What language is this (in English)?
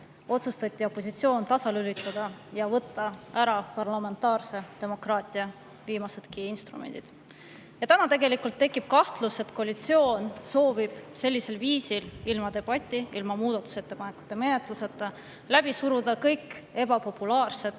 Estonian